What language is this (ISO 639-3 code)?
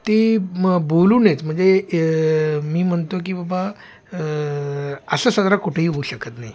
mar